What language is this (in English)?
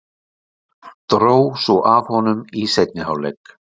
Icelandic